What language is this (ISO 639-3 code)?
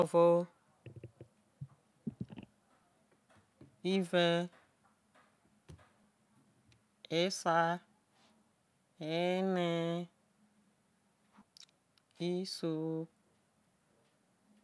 iso